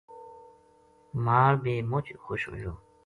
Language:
Gujari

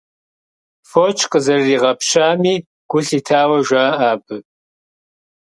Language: Kabardian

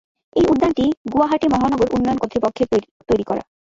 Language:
Bangla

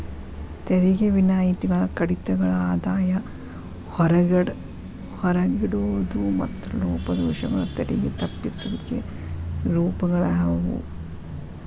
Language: Kannada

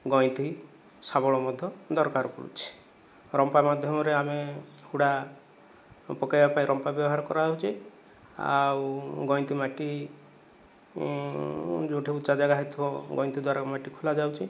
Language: Odia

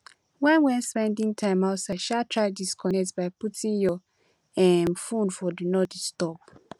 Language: Nigerian Pidgin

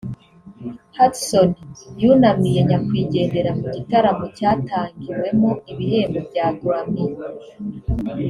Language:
Kinyarwanda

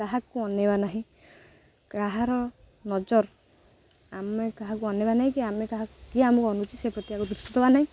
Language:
Odia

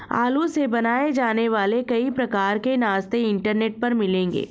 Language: Hindi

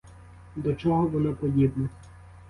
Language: Ukrainian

